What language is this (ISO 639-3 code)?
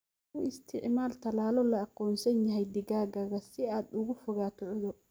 som